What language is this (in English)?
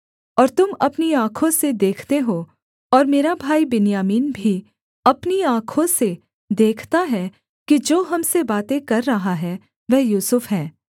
Hindi